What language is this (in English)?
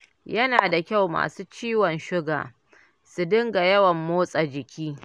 Hausa